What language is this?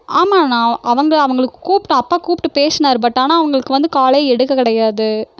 Tamil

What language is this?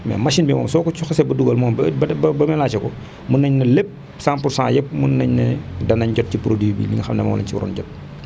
Wolof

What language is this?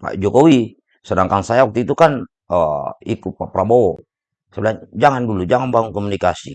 Indonesian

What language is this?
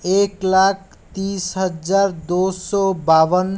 Hindi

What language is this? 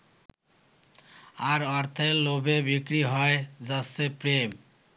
Bangla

